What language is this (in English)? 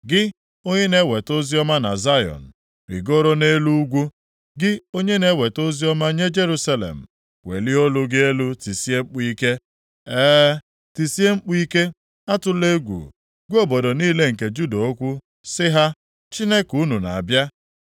Igbo